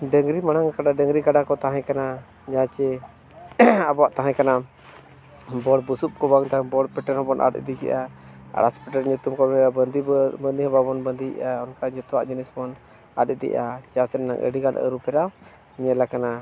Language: Santali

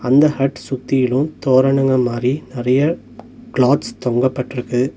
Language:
Tamil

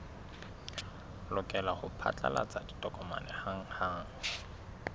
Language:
Southern Sotho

